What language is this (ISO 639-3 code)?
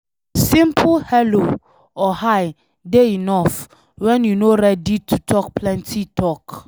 pcm